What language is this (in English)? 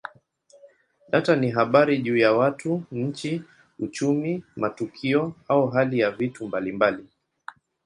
Swahili